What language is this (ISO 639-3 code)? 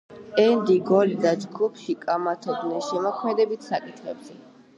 kat